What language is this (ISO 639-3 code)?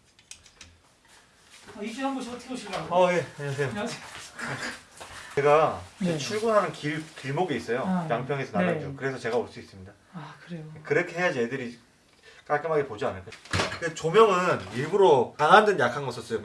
kor